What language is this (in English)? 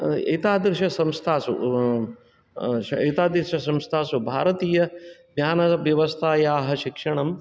Sanskrit